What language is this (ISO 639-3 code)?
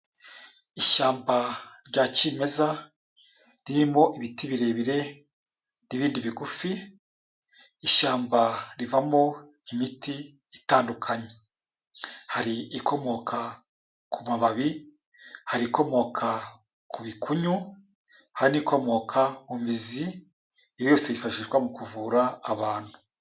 kin